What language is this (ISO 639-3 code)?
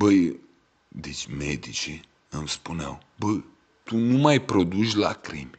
ron